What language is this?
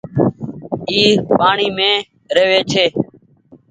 Goaria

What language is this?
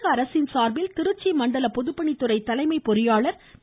Tamil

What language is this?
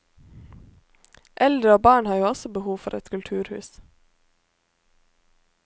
Norwegian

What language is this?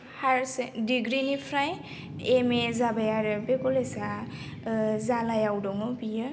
Bodo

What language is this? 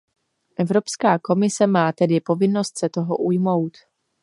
Czech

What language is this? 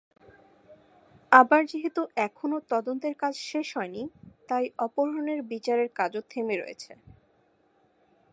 Bangla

